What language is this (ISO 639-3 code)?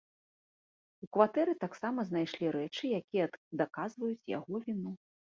bel